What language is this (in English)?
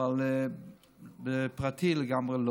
Hebrew